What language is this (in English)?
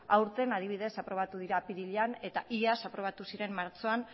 Basque